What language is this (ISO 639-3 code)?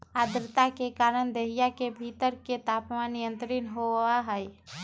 mag